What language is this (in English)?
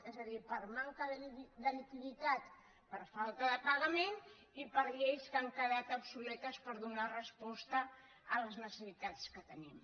Catalan